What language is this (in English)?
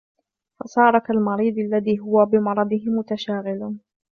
Arabic